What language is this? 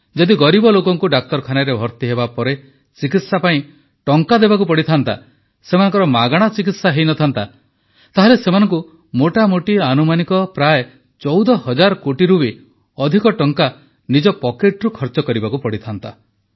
Odia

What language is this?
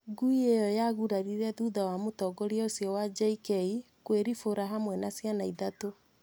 Kikuyu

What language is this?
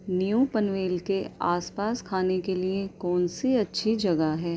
Urdu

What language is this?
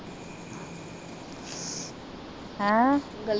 Punjabi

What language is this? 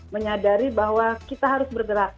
Indonesian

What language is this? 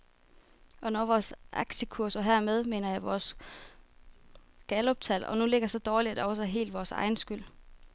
Danish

